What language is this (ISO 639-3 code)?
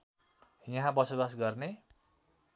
nep